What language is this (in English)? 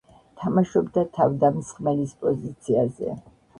Georgian